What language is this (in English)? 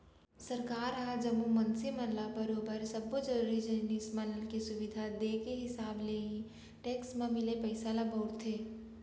Chhattisgarhi